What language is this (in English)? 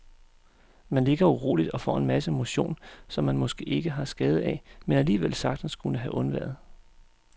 Danish